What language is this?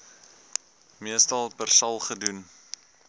Afrikaans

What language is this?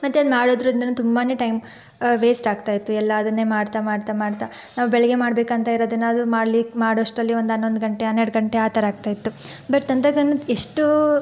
Kannada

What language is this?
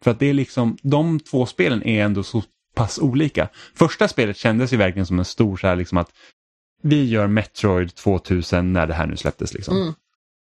Swedish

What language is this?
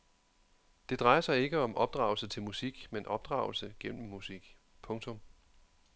Danish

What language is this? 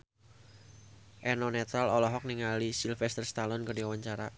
Sundanese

